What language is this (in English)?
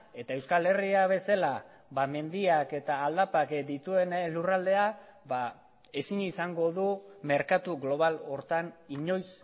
Basque